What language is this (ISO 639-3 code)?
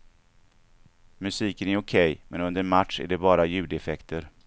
swe